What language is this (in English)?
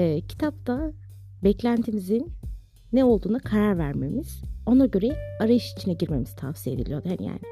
Turkish